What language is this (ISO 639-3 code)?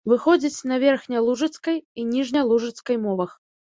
bel